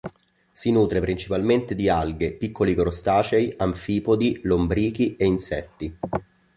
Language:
Italian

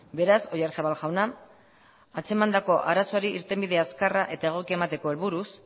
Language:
Basque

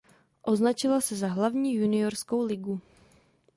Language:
Czech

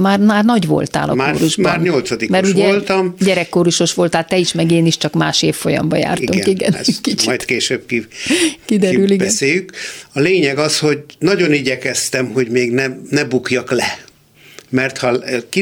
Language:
Hungarian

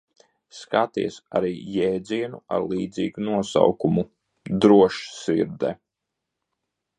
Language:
Latvian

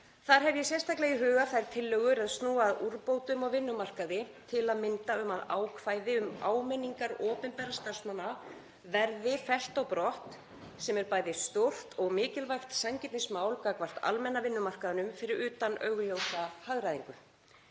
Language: Icelandic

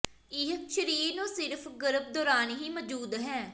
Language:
Punjabi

